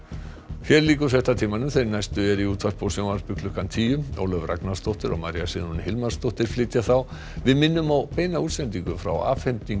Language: Icelandic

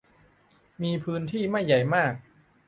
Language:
Thai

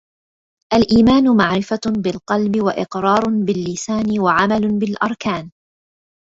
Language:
Arabic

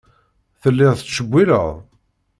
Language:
Kabyle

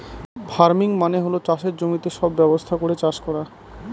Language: Bangla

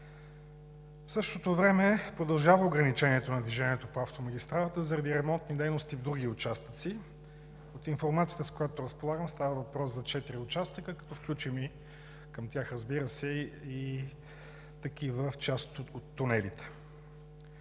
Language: Bulgarian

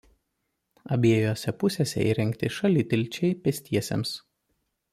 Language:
Lithuanian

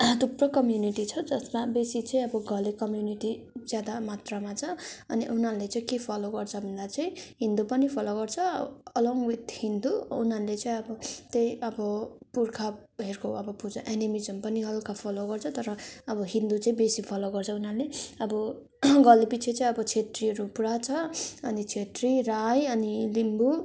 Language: Nepali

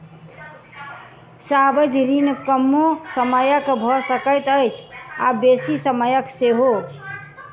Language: Maithili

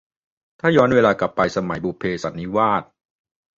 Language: Thai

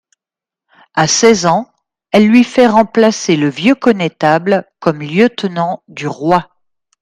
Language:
French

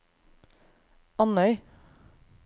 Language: Norwegian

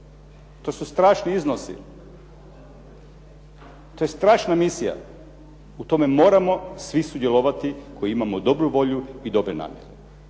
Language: Croatian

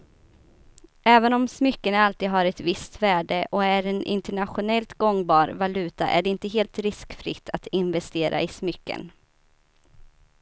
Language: Swedish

